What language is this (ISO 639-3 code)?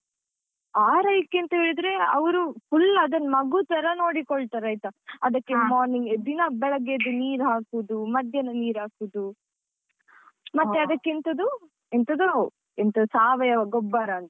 kan